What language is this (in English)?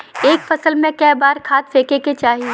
Bhojpuri